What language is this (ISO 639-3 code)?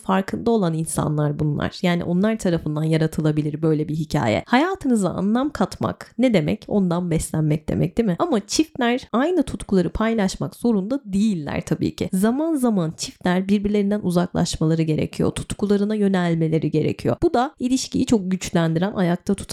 tur